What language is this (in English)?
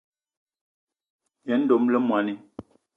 Eton (Cameroon)